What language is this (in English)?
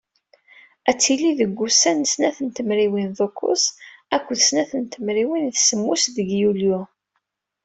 Kabyle